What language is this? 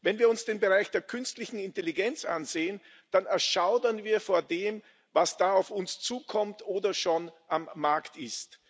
German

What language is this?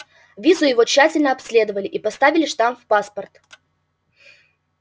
Russian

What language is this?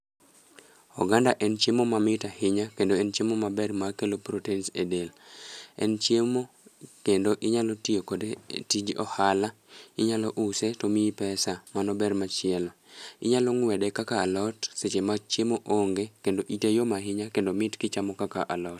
Luo (Kenya and Tanzania)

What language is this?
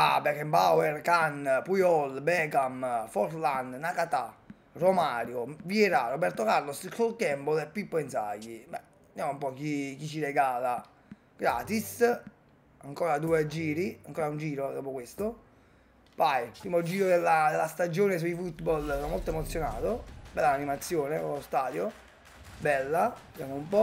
Italian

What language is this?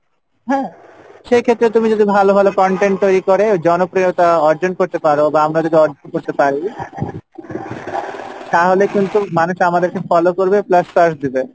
Bangla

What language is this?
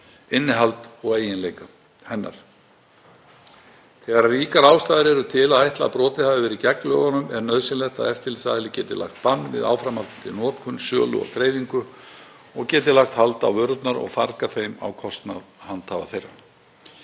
Icelandic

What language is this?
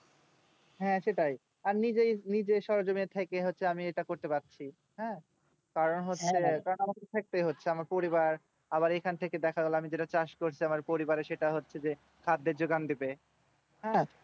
Bangla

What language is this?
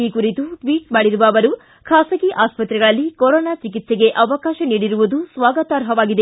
Kannada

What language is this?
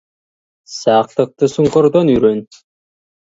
Kazakh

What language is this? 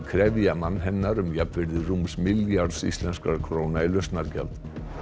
Icelandic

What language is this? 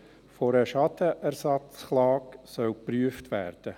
Swiss German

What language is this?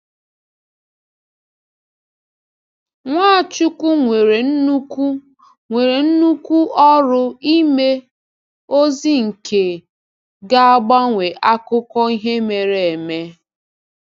Igbo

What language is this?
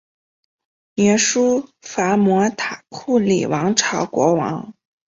Chinese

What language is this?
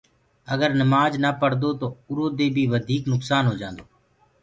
Gurgula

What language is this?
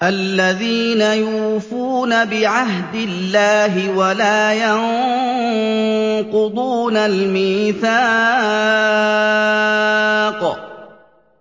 Arabic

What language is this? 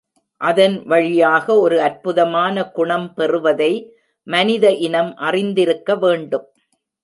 Tamil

